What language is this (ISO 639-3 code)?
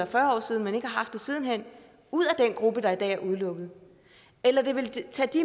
dan